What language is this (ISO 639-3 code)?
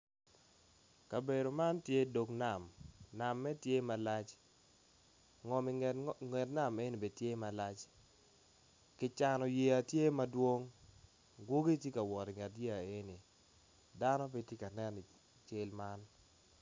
ach